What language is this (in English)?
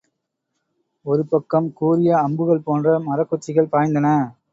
Tamil